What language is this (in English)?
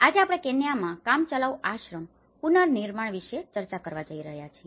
Gujarati